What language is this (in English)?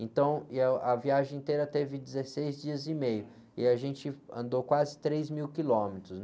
Portuguese